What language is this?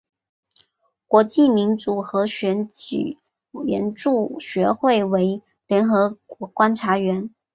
Chinese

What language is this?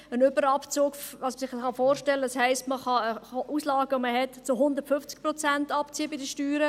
Swiss German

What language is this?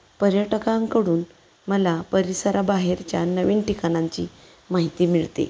Marathi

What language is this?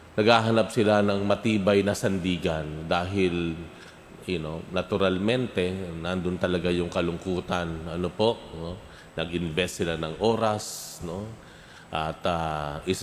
Filipino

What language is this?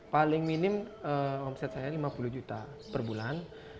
Indonesian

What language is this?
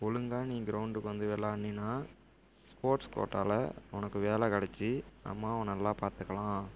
Tamil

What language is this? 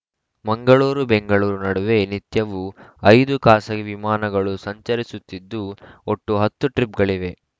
Kannada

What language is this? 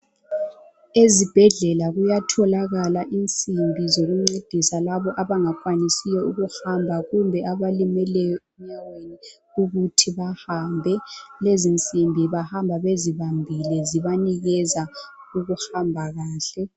North Ndebele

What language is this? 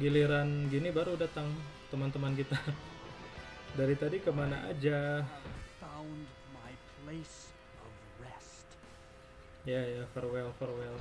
Indonesian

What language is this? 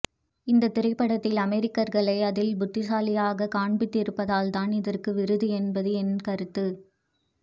Tamil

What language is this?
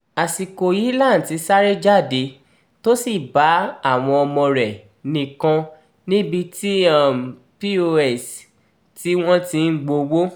Yoruba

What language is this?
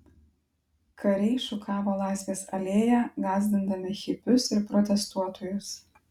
Lithuanian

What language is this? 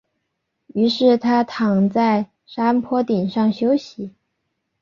Chinese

